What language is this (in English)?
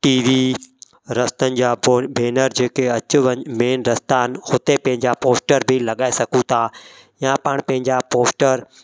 Sindhi